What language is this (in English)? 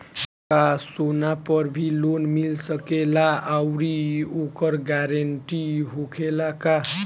Bhojpuri